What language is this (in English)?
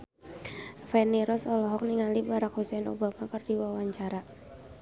Sundanese